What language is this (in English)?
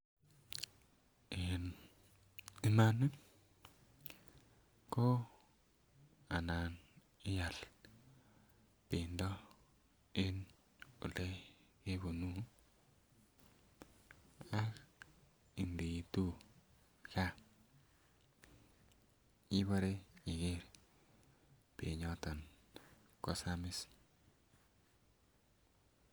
Kalenjin